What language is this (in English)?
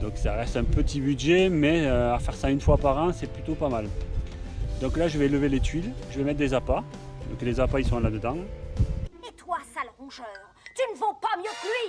French